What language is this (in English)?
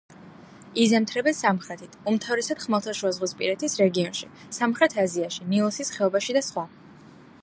Georgian